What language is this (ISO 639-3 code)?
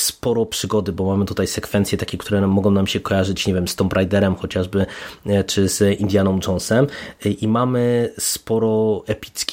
pol